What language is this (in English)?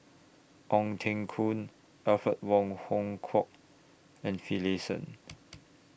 English